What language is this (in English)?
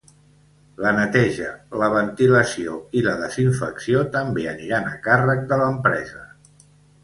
Catalan